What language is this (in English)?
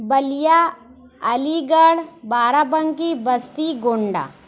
Urdu